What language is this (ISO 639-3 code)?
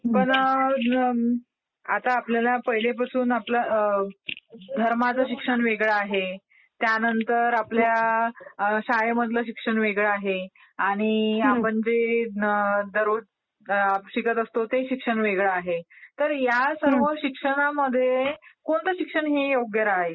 mar